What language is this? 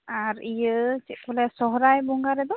Santali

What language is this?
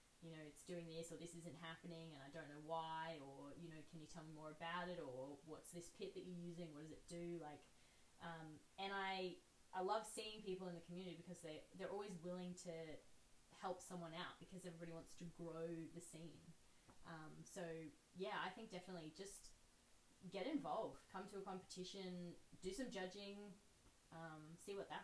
English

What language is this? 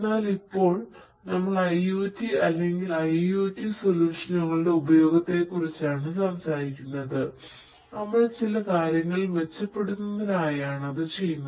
Malayalam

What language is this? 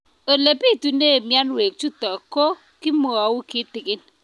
Kalenjin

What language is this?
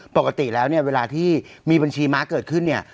Thai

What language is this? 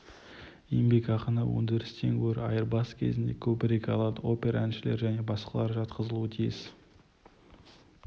Kazakh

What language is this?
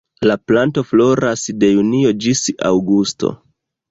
Esperanto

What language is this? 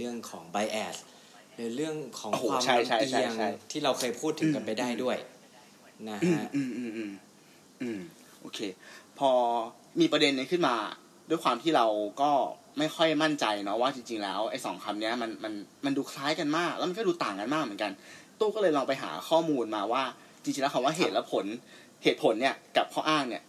Thai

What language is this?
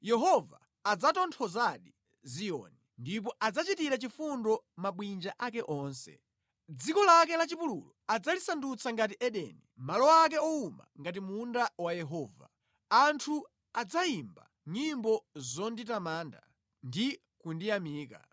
Nyanja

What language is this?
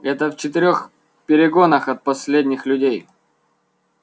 Russian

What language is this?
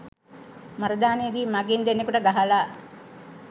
Sinhala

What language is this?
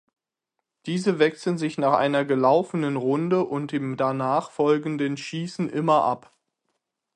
German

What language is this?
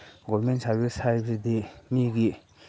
Manipuri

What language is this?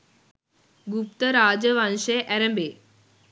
Sinhala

